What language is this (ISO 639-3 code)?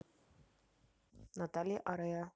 rus